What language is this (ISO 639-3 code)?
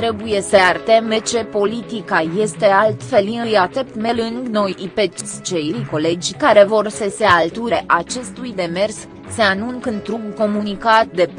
ron